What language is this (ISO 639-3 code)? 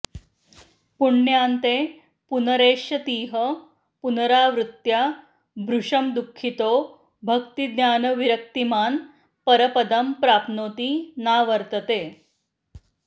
san